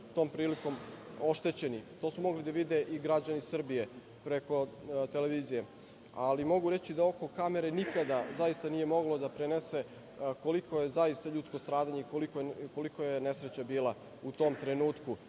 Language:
Serbian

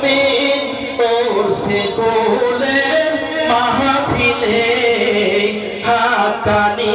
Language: Bangla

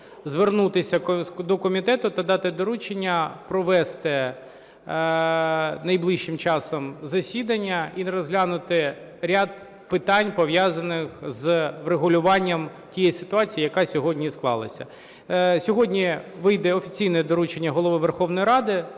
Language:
Ukrainian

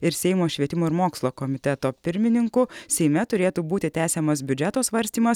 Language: Lithuanian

